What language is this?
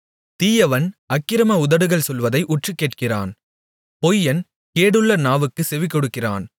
Tamil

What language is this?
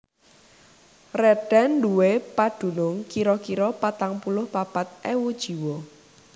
Javanese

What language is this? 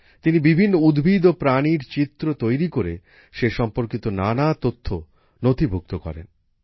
Bangla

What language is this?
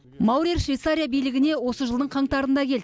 Kazakh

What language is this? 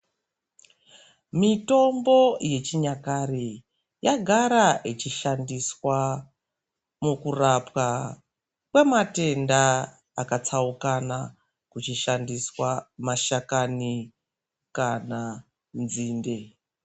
Ndau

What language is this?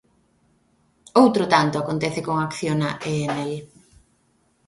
Galician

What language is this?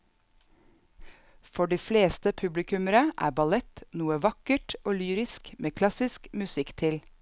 Norwegian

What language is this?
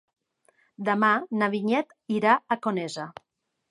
Catalan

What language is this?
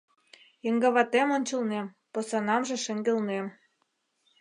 Mari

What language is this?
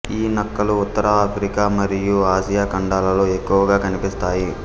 Telugu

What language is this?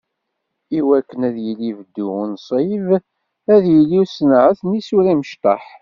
Kabyle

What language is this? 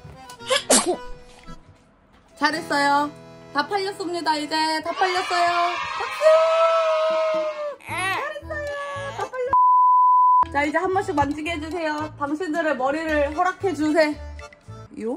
Korean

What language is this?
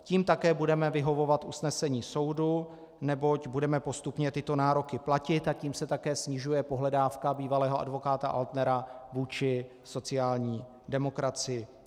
Czech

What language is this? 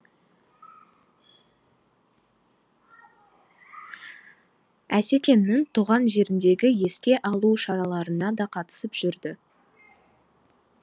Kazakh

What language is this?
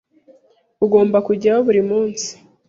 Kinyarwanda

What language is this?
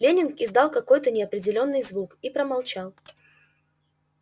Russian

